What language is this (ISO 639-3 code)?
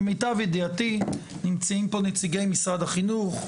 heb